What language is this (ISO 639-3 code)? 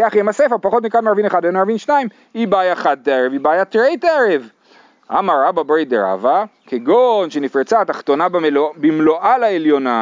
heb